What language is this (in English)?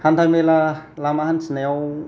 Bodo